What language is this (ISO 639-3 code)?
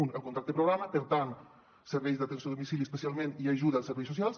cat